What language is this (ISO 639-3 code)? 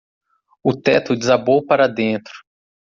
por